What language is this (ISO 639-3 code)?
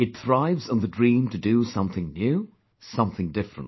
eng